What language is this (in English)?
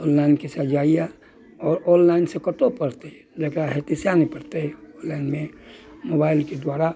Maithili